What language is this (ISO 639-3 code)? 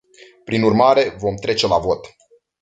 ron